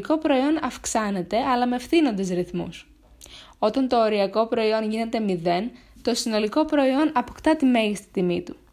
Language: Greek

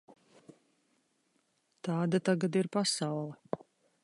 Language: Latvian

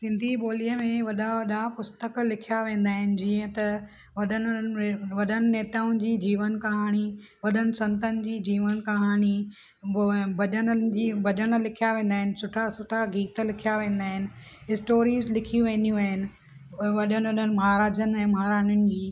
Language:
Sindhi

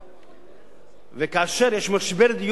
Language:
Hebrew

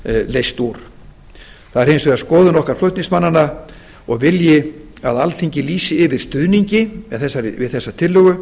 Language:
Icelandic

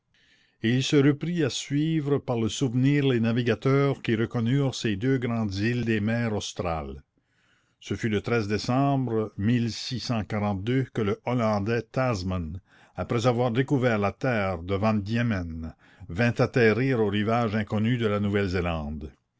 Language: French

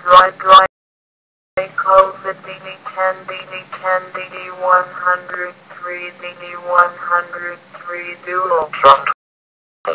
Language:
English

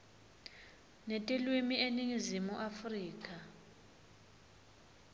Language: Swati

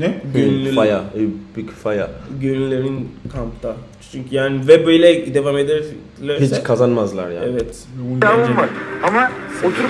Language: Turkish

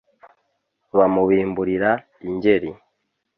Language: Kinyarwanda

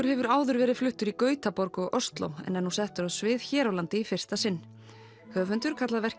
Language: Icelandic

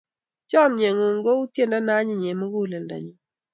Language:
Kalenjin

